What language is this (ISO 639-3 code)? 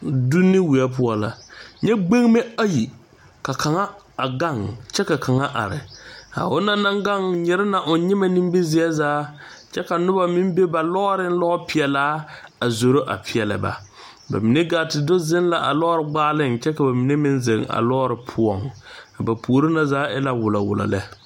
dga